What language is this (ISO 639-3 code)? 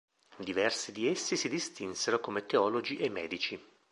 ita